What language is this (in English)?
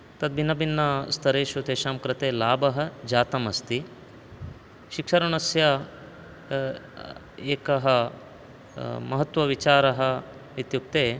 Sanskrit